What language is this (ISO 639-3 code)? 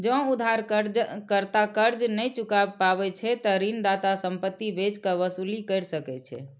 mai